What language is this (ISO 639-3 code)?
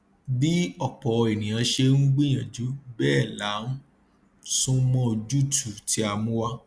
yor